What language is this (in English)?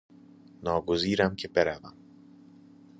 Persian